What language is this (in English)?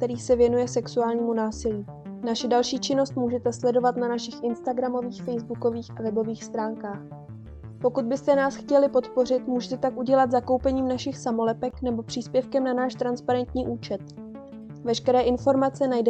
Czech